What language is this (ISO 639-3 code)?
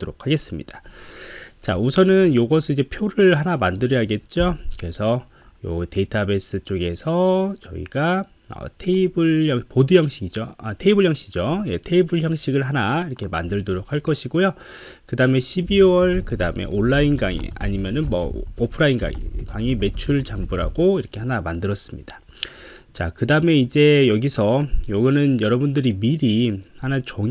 kor